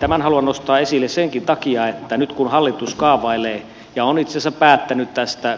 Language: Finnish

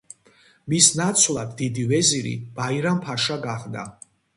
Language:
Georgian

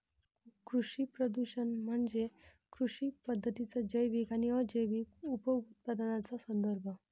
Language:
Marathi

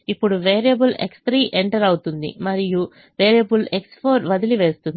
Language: Telugu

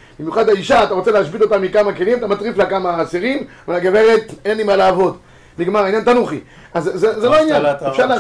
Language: Hebrew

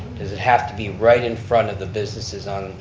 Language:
English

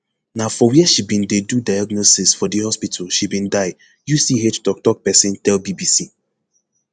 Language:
Nigerian Pidgin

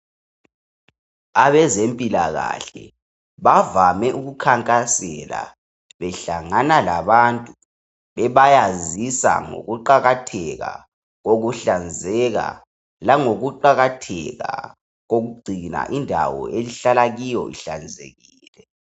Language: North Ndebele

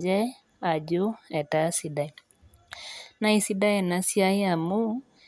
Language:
Masai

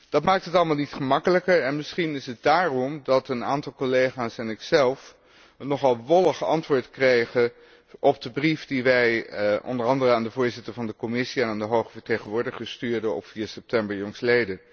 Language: Dutch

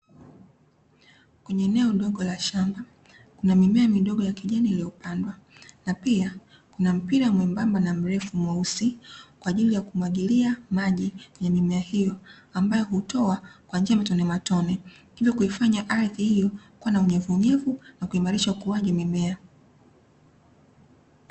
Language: Swahili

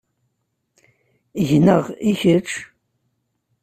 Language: Kabyle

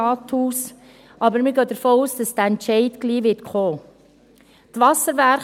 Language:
Swiss German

